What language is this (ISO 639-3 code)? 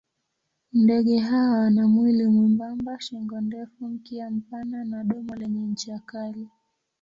swa